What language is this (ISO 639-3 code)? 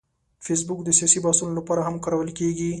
pus